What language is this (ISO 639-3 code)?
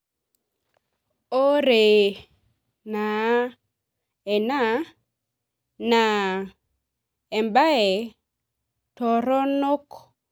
mas